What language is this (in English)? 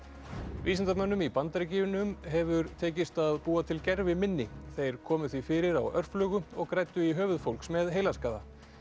Icelandic